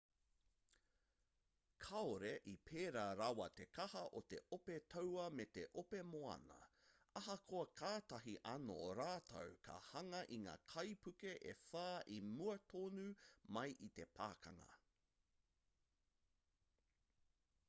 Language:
Māori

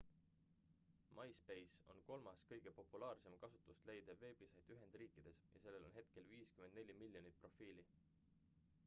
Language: Estonian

